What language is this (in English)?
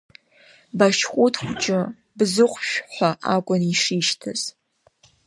Abkhazian